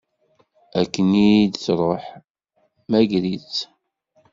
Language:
Kabyle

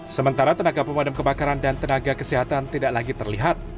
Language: Indonesian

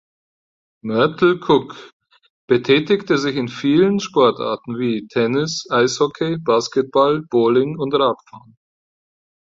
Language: German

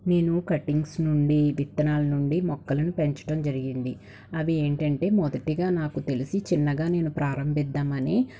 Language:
Telugu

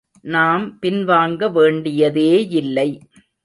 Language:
Tamil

